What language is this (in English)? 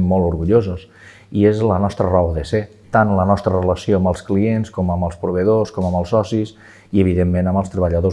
Catalan